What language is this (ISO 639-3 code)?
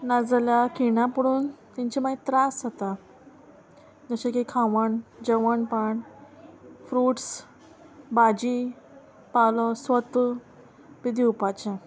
kok